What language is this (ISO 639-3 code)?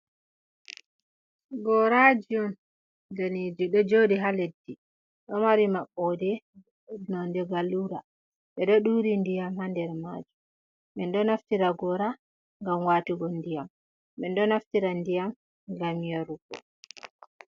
ful